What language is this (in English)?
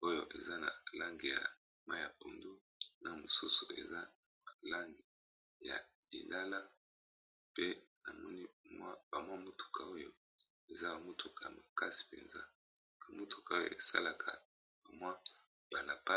Lingala